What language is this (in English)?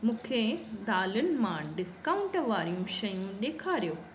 Sindhi